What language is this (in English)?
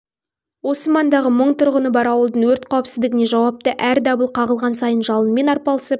Kazakh